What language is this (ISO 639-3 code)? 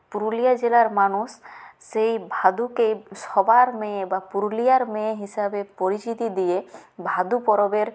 ben